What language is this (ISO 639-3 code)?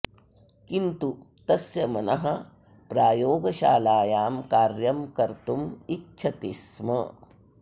san